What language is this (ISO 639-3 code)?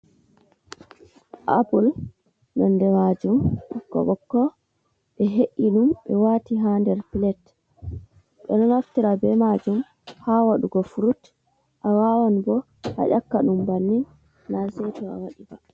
ful